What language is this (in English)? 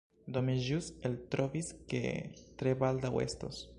Esperanto